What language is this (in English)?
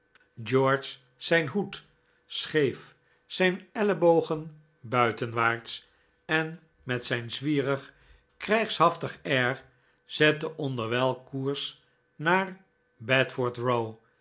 Dutch